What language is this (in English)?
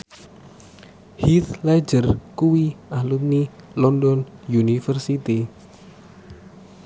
Javanese